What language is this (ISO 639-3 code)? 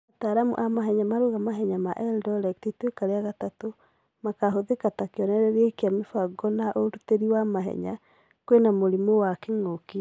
kik